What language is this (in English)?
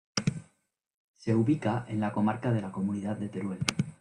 Spanish